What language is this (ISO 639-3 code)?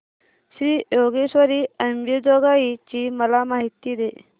mar